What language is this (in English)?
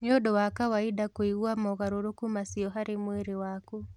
Kikuyu